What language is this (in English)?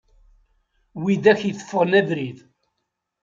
Kabyle